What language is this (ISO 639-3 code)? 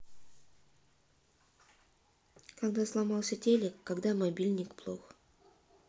rus